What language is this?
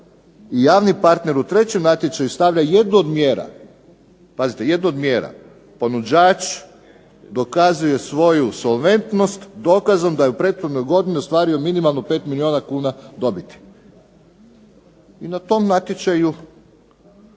Croatian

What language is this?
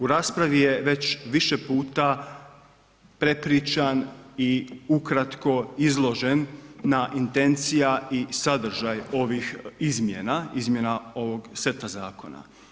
Croatian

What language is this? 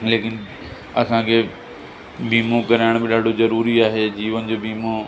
Sindhi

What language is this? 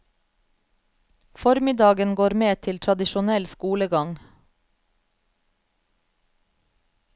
Norwegian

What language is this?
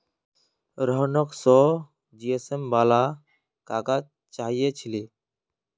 Magahi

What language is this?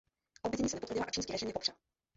Czech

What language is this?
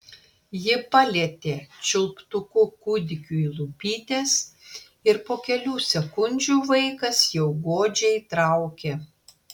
Lithuanian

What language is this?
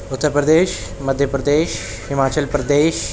Urdu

